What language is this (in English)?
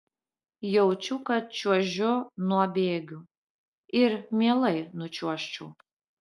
Lithuanian